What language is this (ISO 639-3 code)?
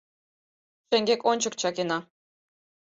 chm